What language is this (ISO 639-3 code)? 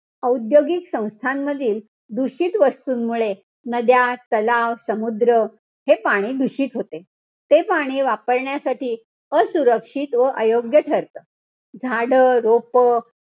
mar